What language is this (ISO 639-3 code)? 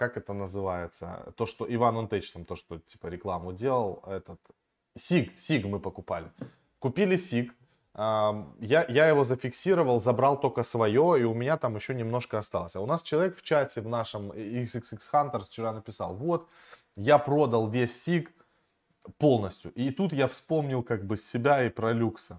rus